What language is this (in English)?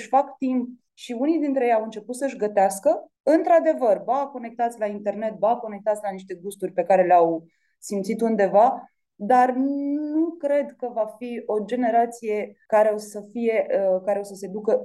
Romanian